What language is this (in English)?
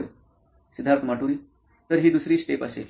Marathi